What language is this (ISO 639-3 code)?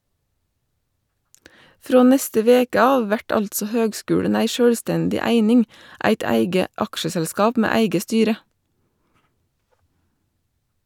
nor